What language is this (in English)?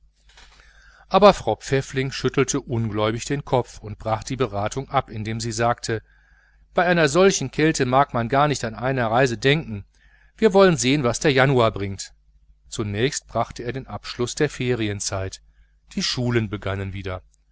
German